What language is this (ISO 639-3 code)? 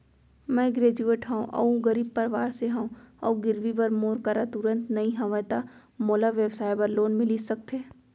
hne